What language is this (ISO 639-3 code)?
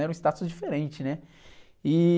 por